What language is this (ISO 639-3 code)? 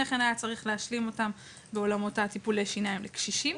heb